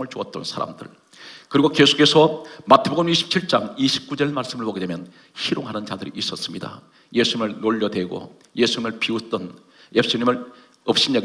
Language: Korean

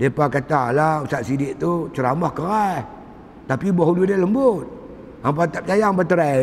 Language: Malay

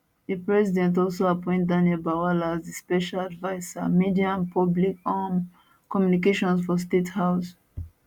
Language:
Nigerian Pidgin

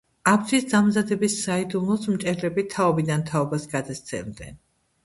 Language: Georgian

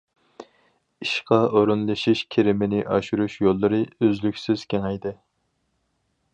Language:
Uyghur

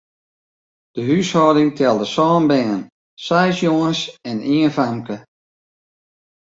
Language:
Western Frisian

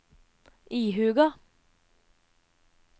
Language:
Norwegian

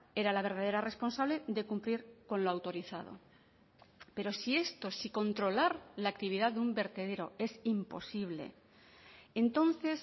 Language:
Spanish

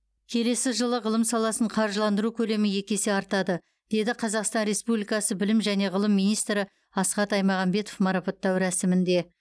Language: Kazakh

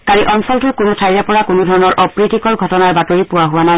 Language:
Assamese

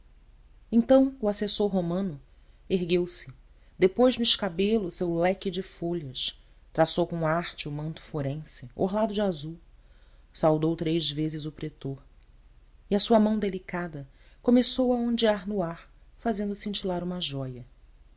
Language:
Portuguese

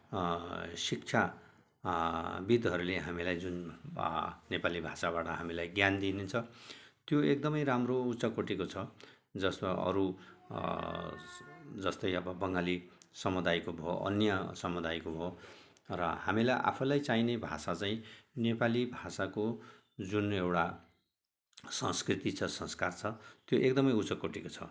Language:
Nepali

